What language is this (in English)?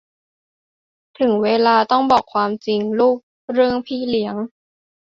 Thai